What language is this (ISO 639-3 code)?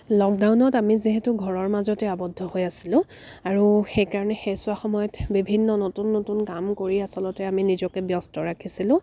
asm